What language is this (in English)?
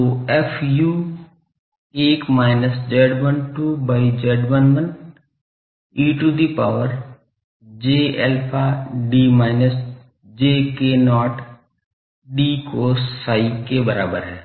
Hindi